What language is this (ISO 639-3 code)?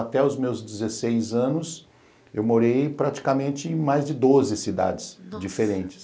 por